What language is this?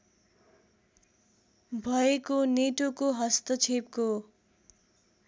Nepali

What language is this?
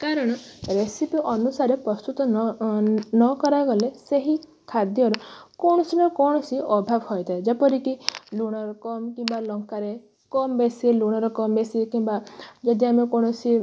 Odia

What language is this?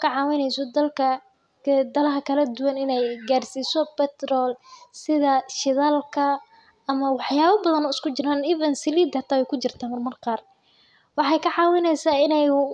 Somali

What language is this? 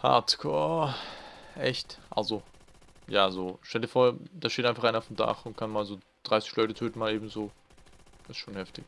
German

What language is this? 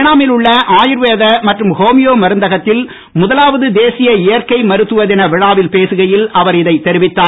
Tamil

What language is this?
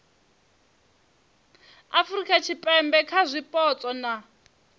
Venda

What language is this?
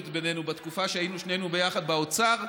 Hebrew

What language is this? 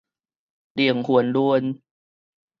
Min Nan Chinese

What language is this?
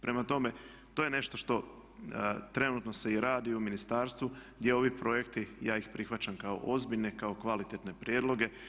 Croatian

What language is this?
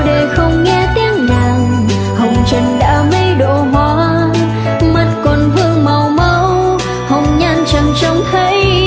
Vietnamese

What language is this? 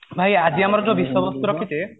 Odia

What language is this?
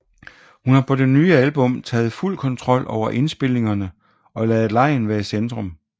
Danish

